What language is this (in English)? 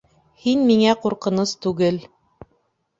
Bashkir